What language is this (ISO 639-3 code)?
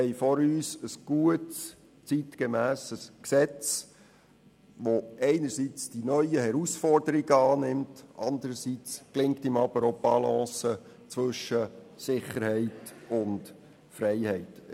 gsw